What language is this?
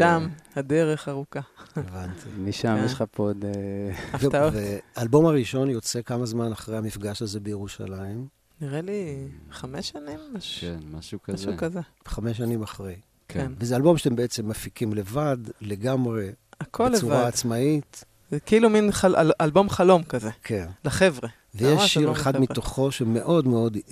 Hebrew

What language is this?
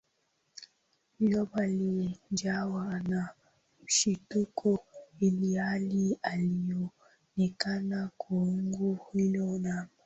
Swahili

